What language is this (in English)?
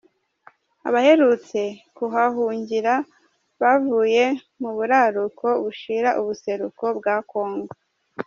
Kinyarwanda